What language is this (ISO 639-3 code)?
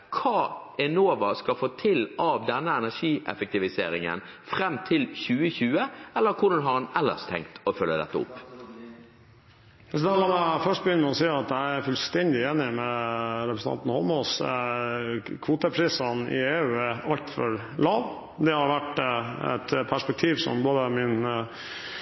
nob